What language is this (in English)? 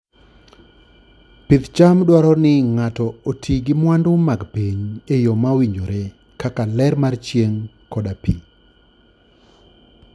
Luo (Kenya and Tanzania)